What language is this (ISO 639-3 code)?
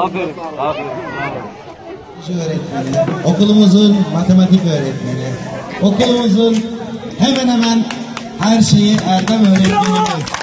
tur